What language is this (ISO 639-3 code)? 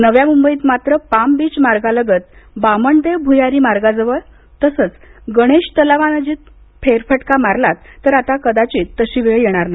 mar